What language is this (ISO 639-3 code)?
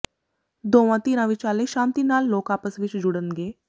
pan